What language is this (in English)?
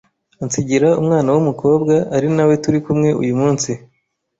Kinyarwanda